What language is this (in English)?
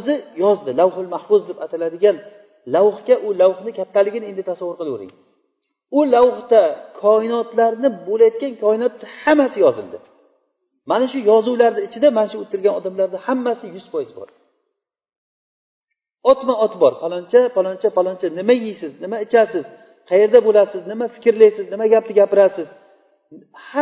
Bulgarian